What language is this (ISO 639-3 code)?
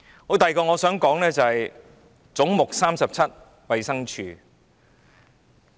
yue